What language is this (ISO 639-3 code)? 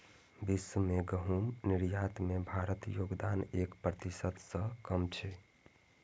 mai